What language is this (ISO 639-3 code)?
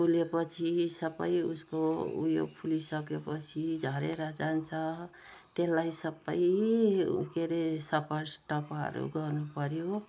nep